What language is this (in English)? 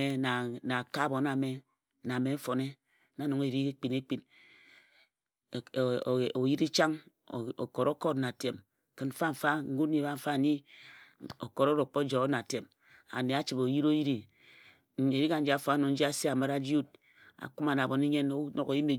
Ejagham